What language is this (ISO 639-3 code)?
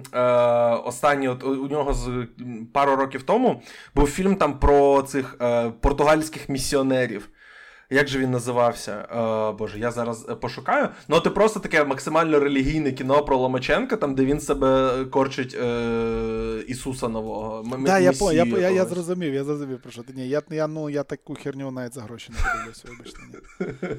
ukr